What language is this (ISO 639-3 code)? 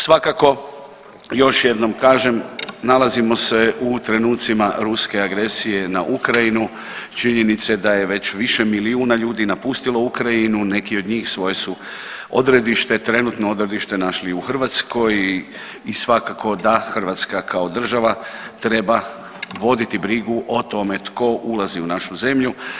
hrv